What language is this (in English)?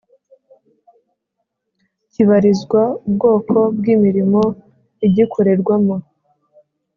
Kinyarwanda